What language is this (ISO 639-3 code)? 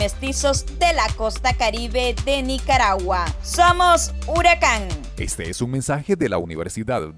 spa